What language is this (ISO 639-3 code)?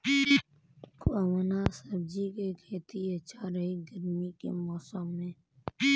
bho